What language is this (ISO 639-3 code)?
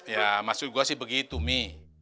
ind